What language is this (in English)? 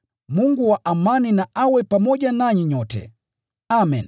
Swahili